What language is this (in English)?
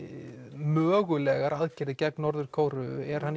Icelandic